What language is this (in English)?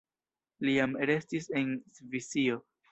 Esperanto